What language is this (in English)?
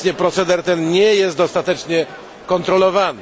Polish